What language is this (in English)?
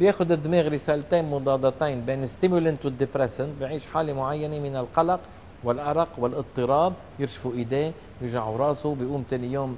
Arabic